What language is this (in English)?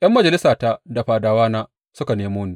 Hausa